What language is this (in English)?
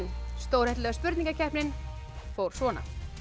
Icelandic